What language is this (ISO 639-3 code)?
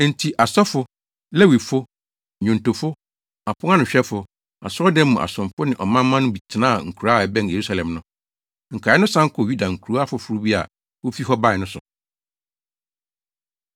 aka